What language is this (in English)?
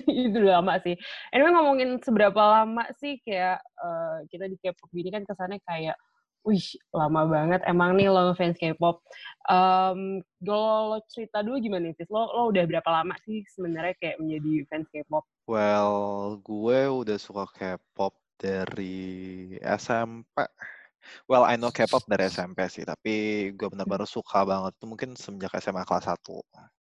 Indonesian